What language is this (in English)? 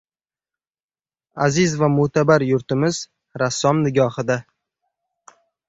Uzbek